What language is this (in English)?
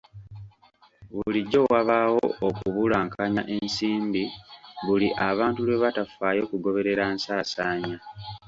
Ganda